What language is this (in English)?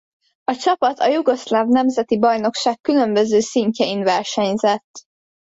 Hungarian